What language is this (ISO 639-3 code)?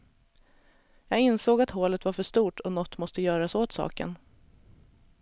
swe